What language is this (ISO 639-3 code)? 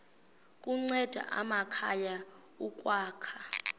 xho